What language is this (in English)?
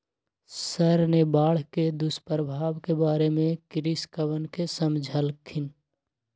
Magahi